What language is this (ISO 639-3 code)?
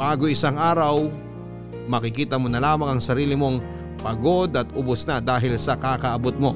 fil